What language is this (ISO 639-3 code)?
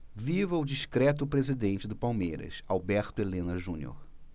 por